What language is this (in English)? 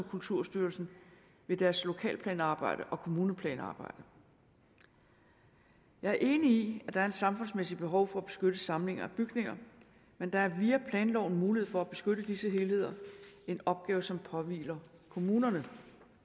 Danish